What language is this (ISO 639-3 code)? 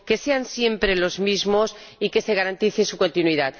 spa